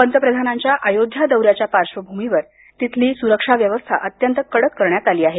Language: Marathi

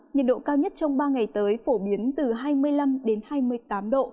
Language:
Vietnamese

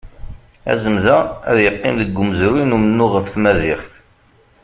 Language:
Kabyle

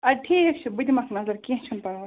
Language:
Kashmiri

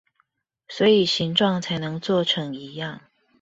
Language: Chinese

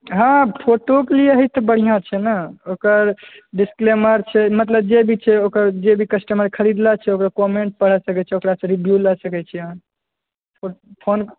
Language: Maithili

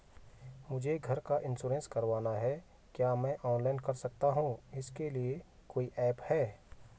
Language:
Hindi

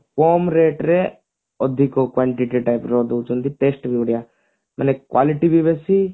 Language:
Odia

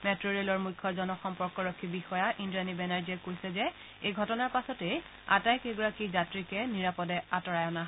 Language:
Assamese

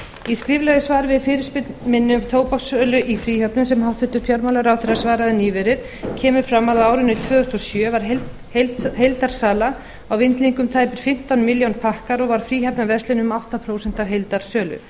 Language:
Icelandic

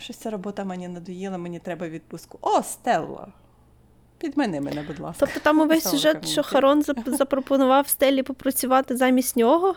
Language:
Ukrainian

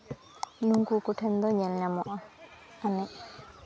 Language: Santali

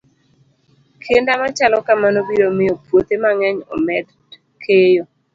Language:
Luo (Kenya and Tanzania)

